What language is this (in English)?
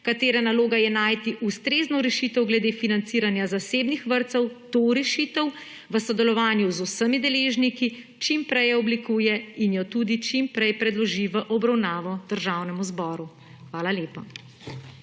Slovenian